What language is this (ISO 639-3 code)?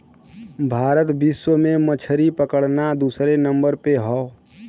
bho